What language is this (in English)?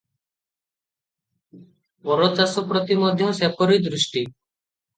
Odia